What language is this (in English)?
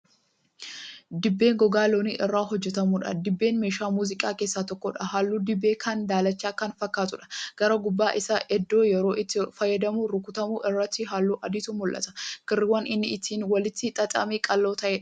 Oromo